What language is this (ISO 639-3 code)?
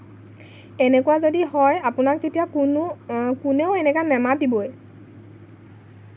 asm